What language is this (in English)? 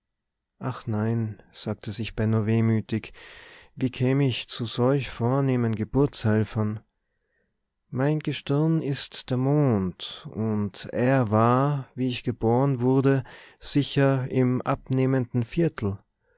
German